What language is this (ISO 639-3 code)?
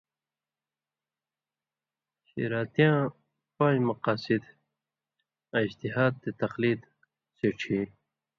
mvy